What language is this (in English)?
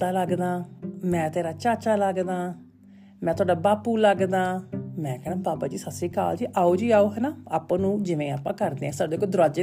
Punjabi